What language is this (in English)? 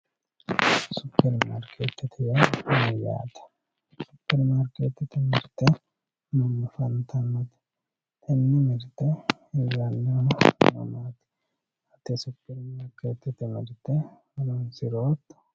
Sidamo